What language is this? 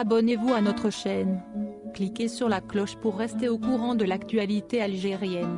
French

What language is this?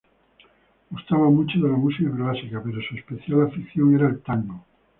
Spanish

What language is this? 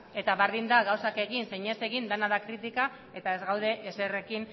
Basque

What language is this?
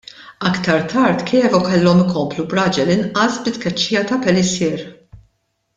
Maltese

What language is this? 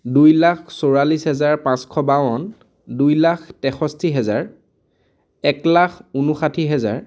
Assamese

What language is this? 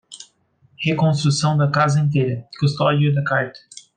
Portuguese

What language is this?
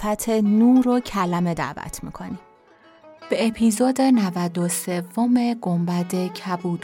Persian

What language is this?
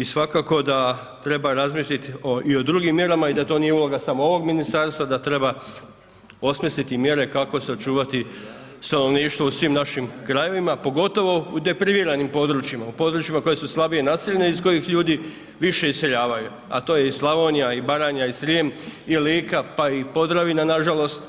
Croatian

